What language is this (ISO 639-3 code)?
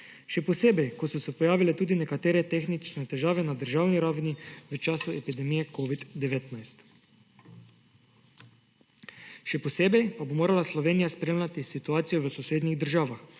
slv